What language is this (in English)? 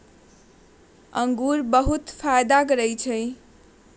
Magahi